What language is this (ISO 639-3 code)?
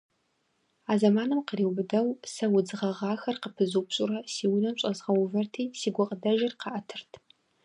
kbd